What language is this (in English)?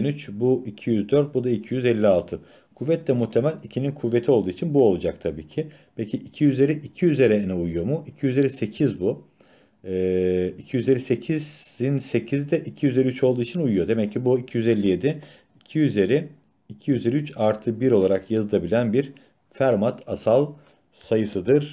Turkish